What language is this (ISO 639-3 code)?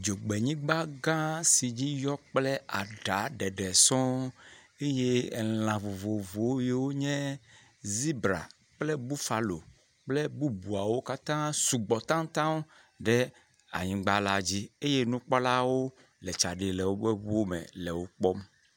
ewe